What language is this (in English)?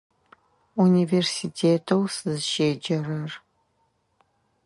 Adyghe